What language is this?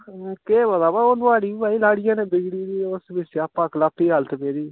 Dogri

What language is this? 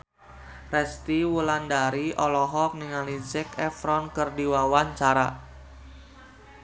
Sundanese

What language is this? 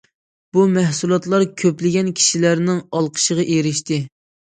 Uyghur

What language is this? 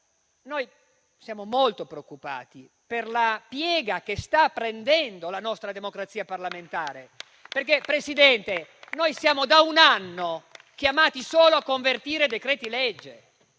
Italian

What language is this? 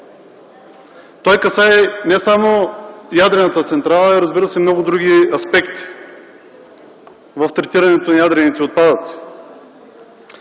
Bulgarian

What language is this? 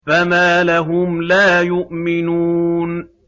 Arabic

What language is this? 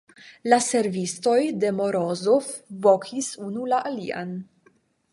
Esperanto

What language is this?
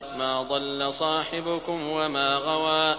Arabic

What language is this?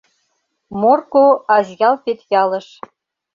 Mari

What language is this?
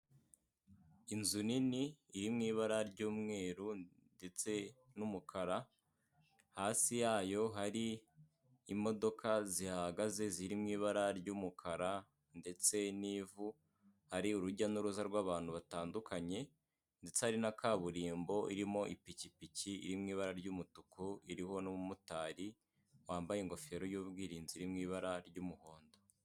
Kinyarwanda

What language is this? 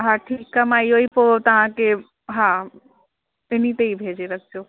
Sindhi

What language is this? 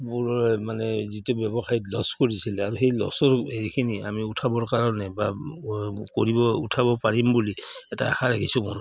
Assamese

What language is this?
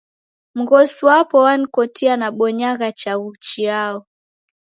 Taita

